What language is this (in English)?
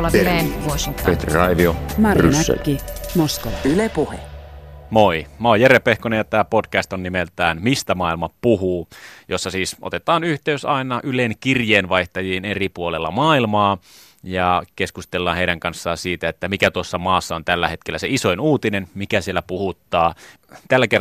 Finnish